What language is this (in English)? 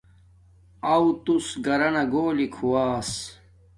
Domaaki